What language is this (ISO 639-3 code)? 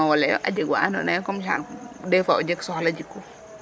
srr